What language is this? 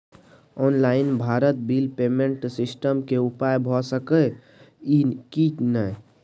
Maithili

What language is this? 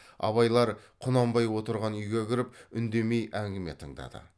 Kazakh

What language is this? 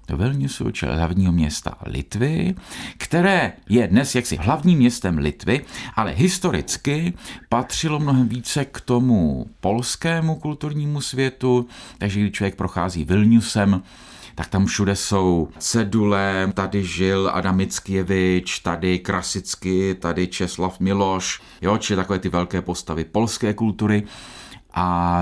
Czech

